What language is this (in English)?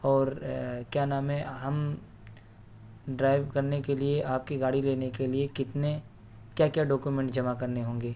Urdu